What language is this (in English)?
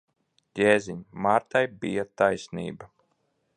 Latvian